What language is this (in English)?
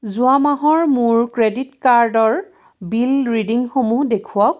Assamese